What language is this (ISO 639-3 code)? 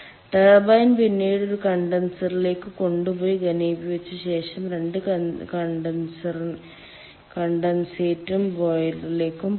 mal